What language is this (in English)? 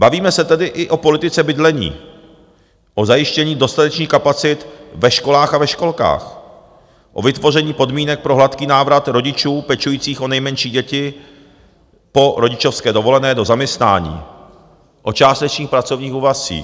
Czech